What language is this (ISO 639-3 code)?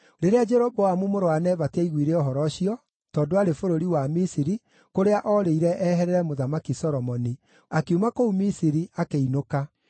kik